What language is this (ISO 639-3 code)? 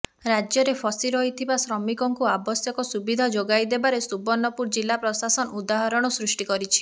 ori